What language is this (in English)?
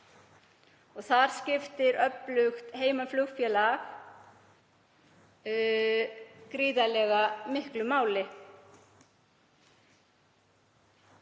Icelandic